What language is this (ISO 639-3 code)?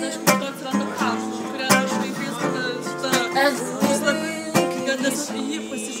lit